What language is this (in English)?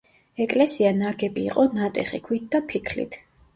Georgian